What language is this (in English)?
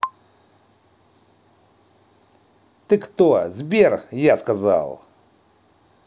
Russian